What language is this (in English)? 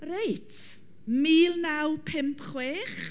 Welsh